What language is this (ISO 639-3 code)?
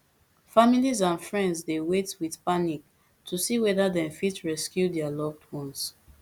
pcm